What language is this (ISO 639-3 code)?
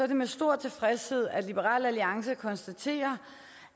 dan